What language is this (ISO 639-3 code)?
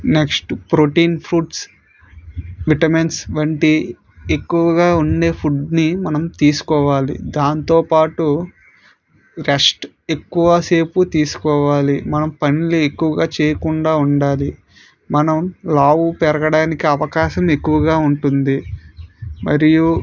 tel